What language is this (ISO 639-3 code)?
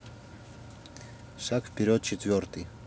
rus